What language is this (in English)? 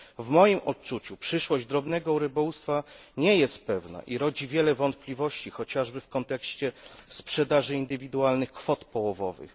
Polish